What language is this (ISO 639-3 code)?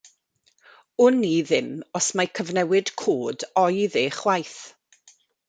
cym